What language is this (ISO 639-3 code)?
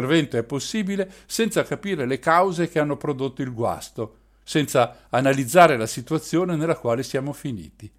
ita